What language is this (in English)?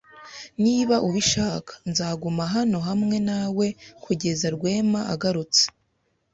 Kinyarwanda